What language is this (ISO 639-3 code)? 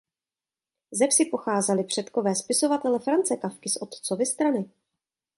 ces